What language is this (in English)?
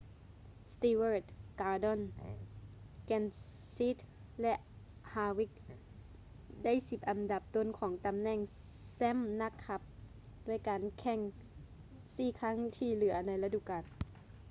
Lao